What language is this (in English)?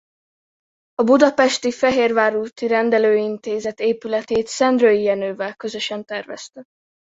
Hungarian